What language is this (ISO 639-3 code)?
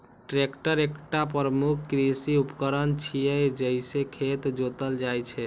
mai